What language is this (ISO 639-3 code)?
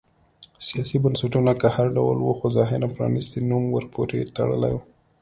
pus